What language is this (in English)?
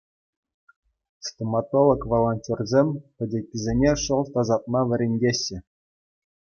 Chuvash